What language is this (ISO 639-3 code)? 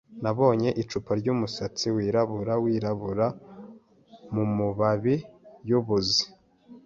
kin